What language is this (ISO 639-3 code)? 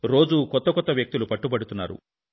tel